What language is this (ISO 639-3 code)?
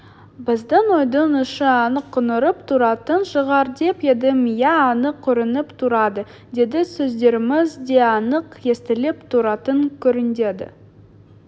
kaz